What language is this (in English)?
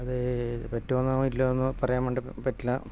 Malayalam